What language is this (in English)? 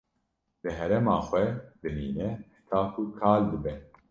Kurdish